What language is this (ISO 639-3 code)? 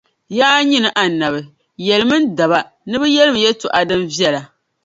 dag